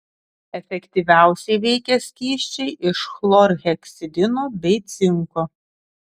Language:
Lithuanian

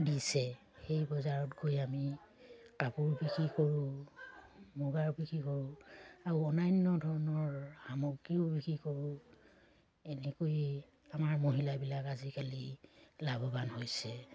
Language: Assamese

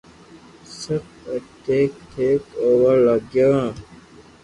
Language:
Loarki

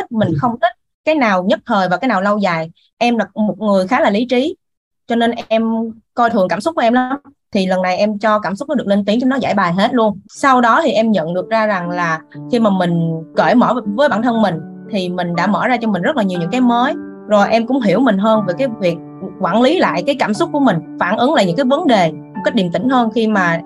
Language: Vietnamese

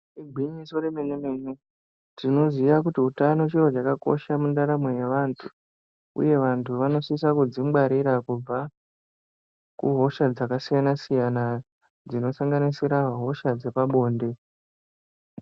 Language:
Ndau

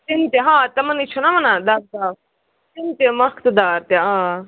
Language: Kashmiri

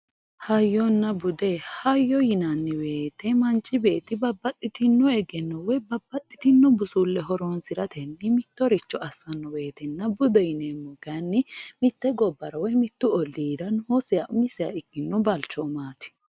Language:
Sidamo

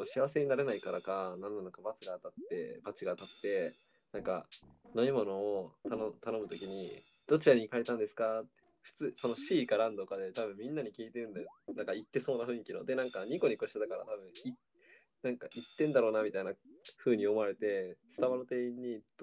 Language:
Japanese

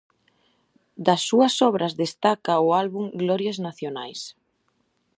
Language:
Galician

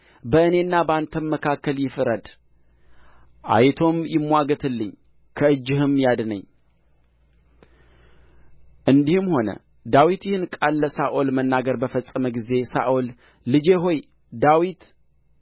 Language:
Amharic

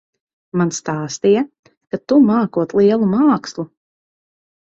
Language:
Latvian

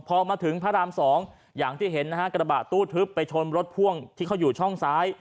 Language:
Thai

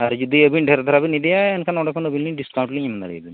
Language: Santali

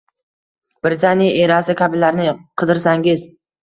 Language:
Uzbek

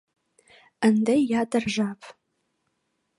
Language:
Mari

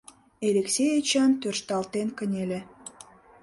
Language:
Mari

